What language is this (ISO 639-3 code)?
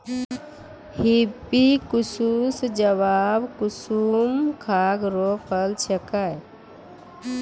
mai